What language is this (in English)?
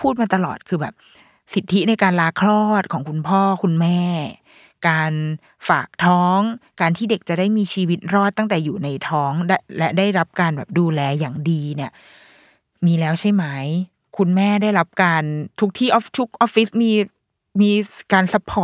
Thai